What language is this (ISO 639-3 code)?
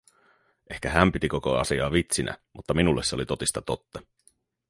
fin